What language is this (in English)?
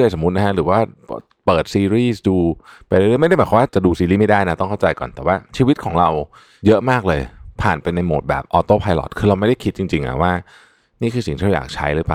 Thai